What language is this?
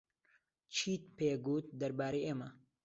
Central Kurdish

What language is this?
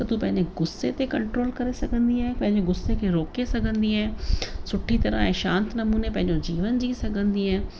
Sindhi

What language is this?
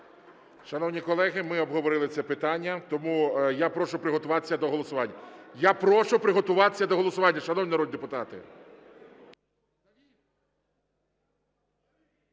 Ukrainian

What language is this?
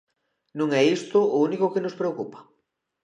Galician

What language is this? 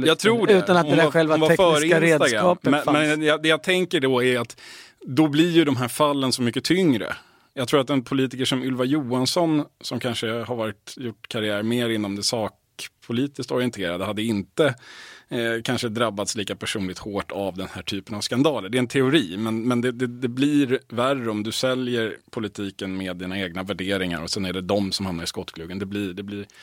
Swedish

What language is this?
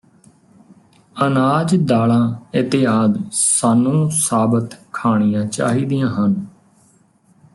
Punjabi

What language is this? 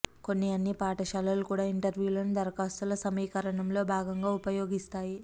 Telugu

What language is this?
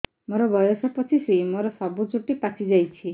Odia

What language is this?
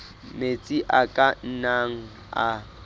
Southern Sotho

